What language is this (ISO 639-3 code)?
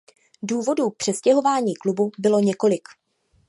ces